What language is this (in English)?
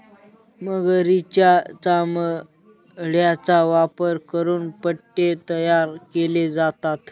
Marathi